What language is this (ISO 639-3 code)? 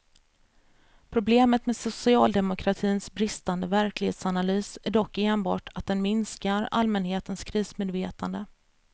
swe